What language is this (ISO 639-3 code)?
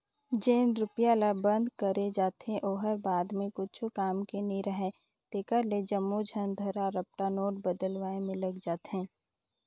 hne